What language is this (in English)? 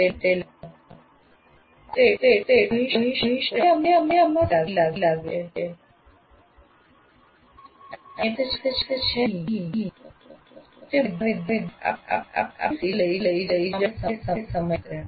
Gujarati